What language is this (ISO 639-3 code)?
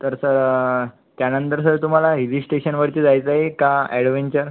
mar